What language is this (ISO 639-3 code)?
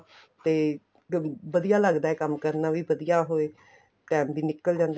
pan